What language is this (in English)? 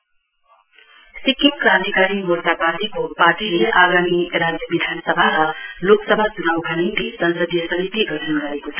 Nepali